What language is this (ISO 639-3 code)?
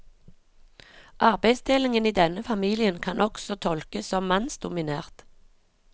nor